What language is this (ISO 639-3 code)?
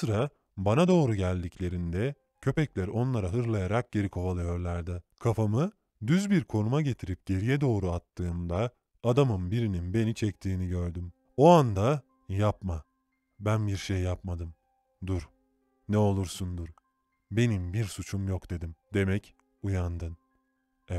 tur